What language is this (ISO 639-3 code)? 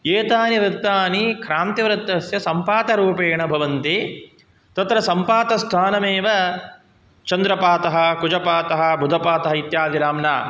san